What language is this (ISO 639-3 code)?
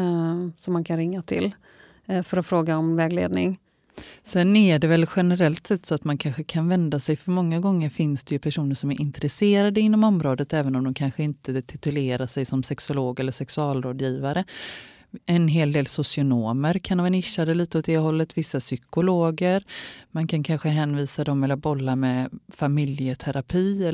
swe